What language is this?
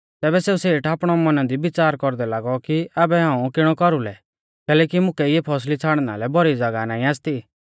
Mahasu Pahari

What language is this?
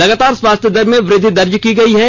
Hindi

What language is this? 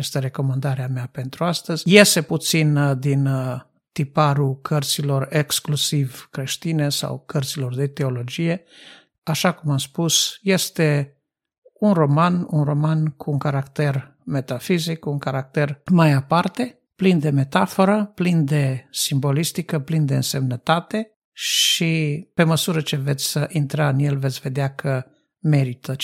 Romanian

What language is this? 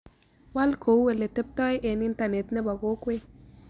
Kalenjin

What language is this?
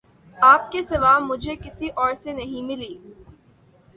Urdu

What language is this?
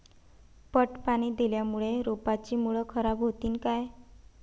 Marathi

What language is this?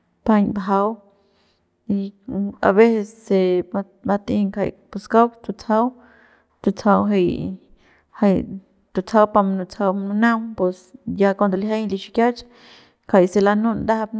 Central Pame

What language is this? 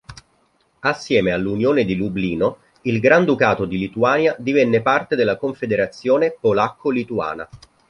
Italian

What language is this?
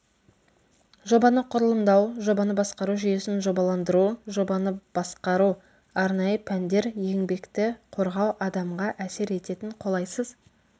Kazakh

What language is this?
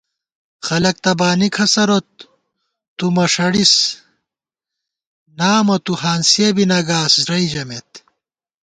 Gawar-Bati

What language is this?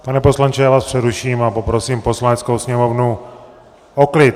Czech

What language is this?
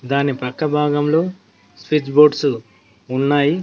Telugu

